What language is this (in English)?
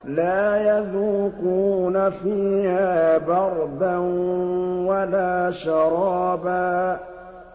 Arabic